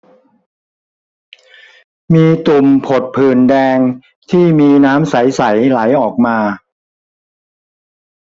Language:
Thai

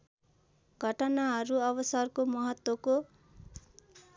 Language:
Nepali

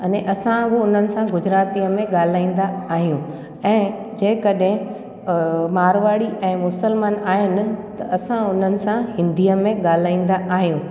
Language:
Sindhi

